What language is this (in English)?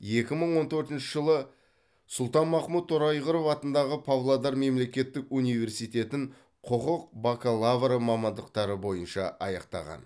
Kazakh